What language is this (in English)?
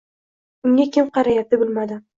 Uzbek